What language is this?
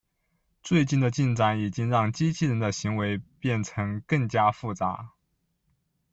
Chinese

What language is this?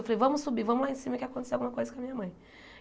Portuguese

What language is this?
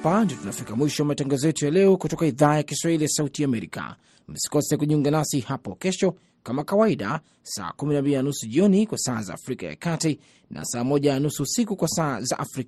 Swahili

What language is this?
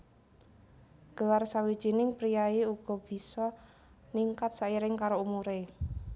Javanese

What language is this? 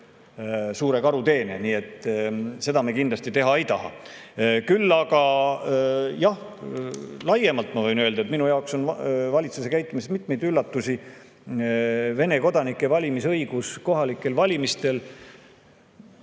Estonian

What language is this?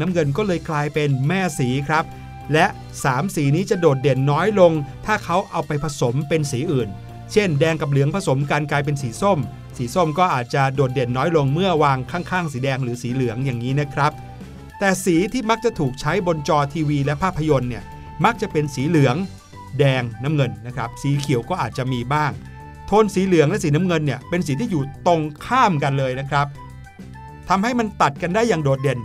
Thai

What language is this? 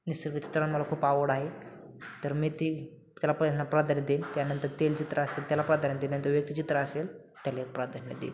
Marathi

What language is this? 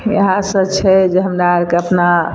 Maithili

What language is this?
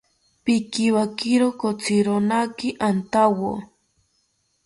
South Ucayali Ashéninka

